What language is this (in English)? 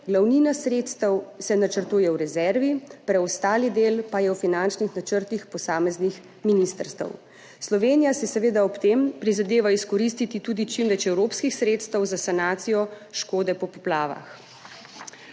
Slovenian